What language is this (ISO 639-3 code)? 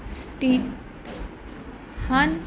pan